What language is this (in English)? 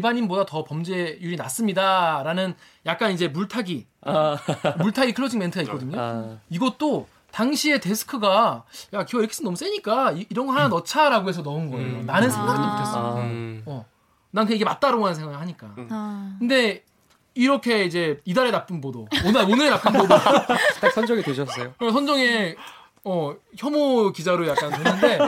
Korean